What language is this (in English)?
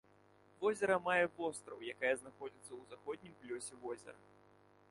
Belarusian